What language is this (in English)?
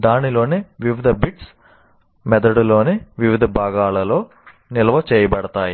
Telugu